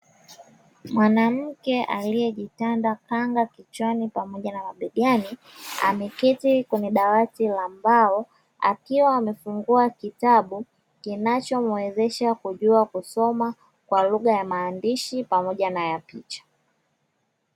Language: Swahili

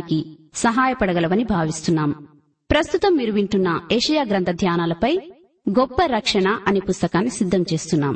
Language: Telugu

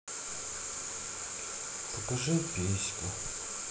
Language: Russian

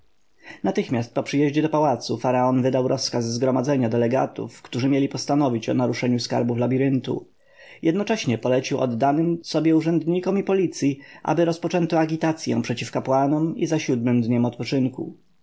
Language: Polish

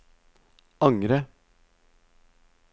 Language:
Norwegian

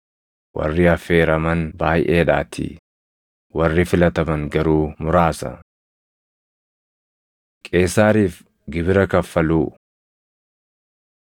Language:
Oromo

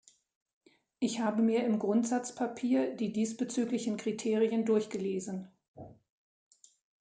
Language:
German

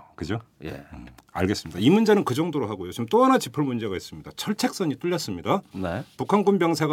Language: Korean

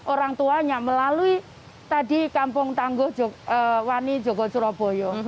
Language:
Indonesian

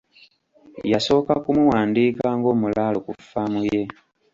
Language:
Ganda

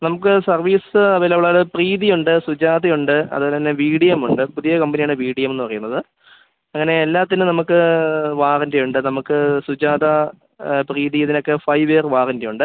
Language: Malayalam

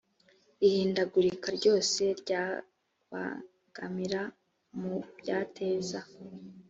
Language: Kinyarwanda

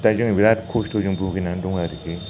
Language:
Bodo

